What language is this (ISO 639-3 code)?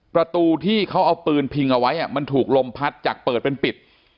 tha